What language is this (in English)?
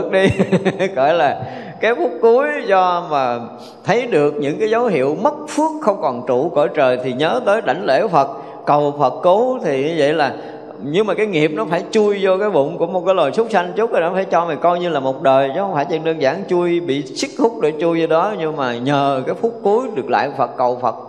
Vietnamese